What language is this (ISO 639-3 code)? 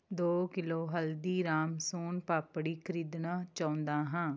pan